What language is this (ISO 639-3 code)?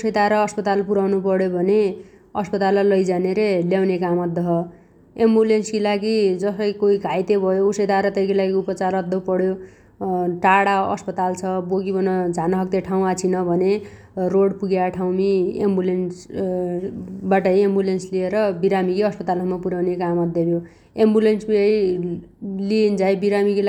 dty